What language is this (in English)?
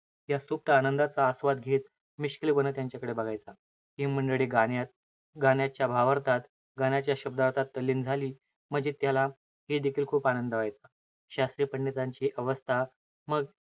Marathi